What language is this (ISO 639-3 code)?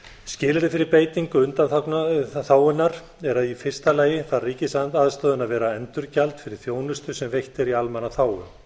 isl